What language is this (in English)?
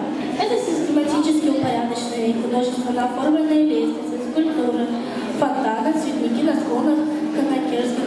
Russian